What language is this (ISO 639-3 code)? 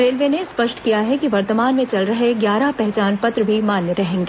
hin